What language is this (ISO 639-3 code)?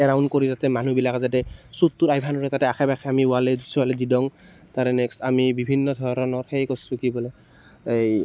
asm